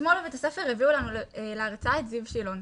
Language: Hebrew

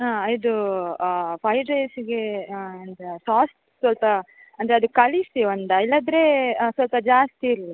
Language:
Kannada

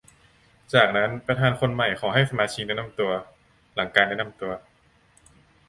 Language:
Thai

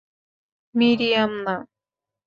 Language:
Bangla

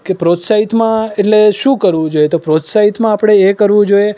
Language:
Gujarati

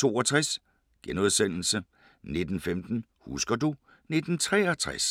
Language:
Danish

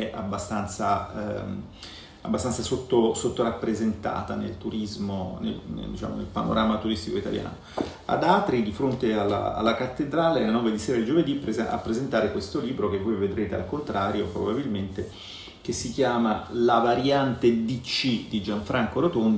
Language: Italian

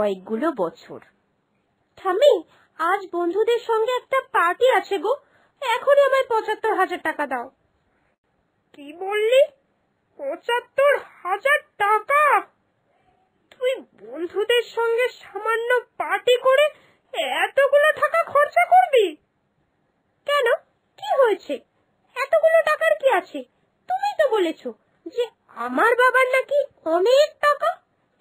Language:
Romanian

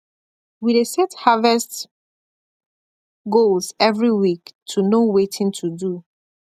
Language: Nigerian Pidgin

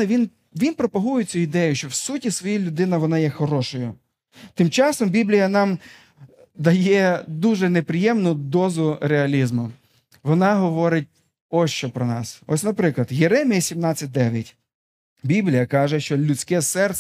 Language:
Ukrainian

